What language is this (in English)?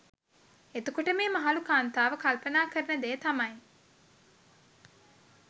Sinhala